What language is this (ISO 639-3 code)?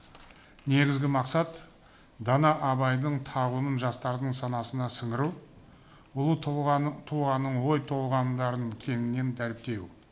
kaz